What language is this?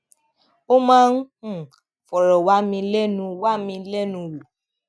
Yoruba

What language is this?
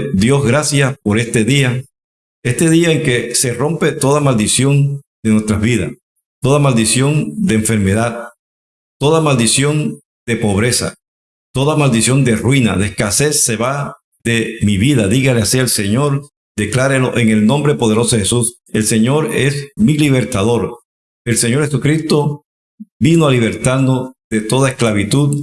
Spanish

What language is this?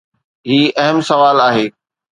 Sindhi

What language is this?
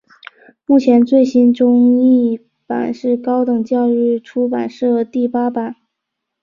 Chinese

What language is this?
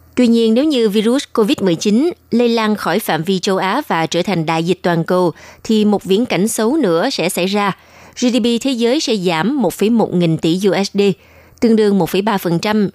Vietnamese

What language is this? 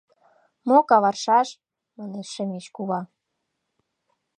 Mari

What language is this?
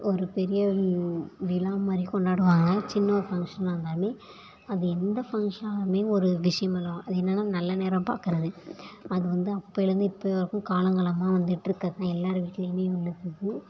Tamil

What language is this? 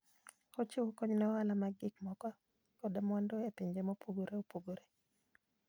Luo (Kenya and Tanzania)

